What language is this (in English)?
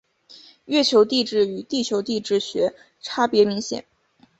Chinese